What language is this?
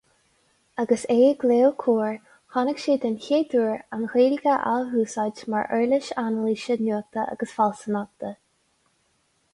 Irish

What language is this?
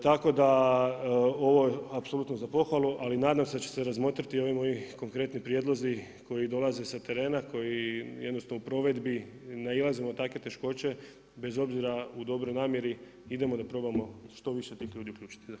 Croatian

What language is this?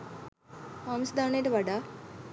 Sinhala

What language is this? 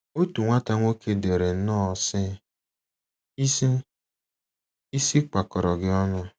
Igbo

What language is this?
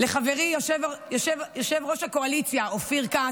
Hebrew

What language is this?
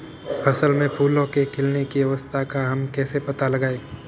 Hindi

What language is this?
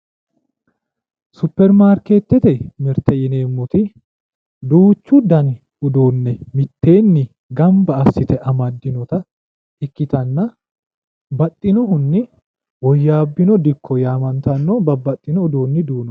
Sidamo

